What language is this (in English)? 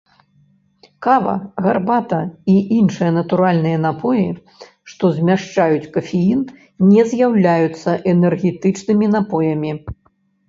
Belarusian